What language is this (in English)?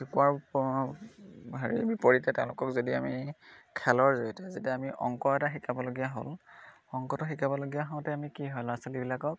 Assamese